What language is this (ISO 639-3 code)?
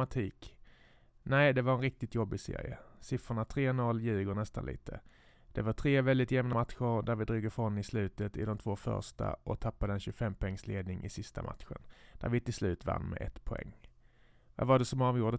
swe